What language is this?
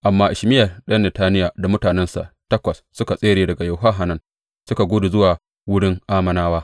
Hausa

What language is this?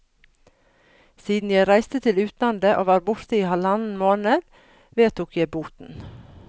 Norwegian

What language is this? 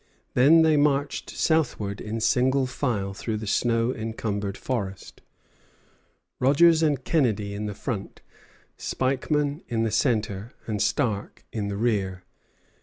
English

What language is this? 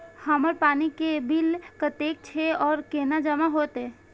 Maithili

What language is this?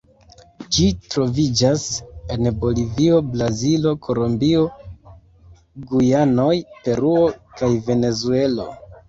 Esperanto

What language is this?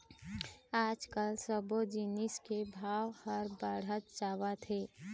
Chhattisgarhi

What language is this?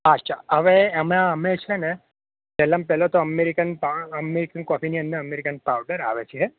Gujarati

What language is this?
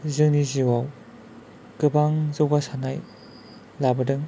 Bodo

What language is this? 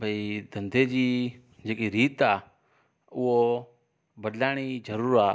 Sindhi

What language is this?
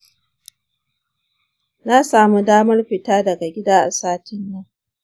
Hausa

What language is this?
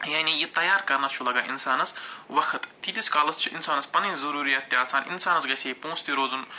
Kashmiri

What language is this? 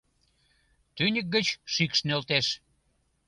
Mari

